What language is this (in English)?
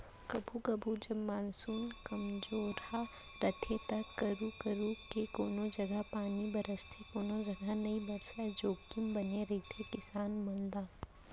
Chhattisgarhi